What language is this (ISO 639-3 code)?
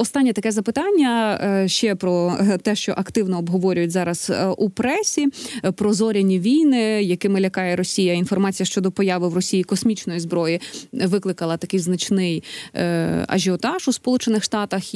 ukr